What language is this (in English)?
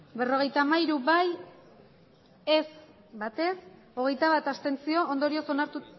Basque